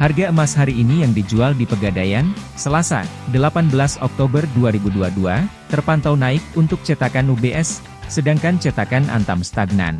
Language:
Indonesian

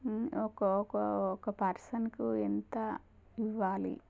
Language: Telugu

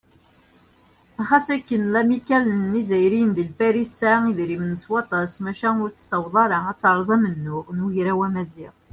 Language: Kabyle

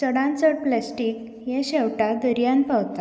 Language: Konkani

